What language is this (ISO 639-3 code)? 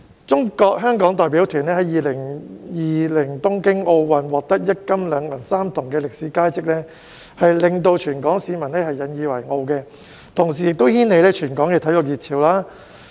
yue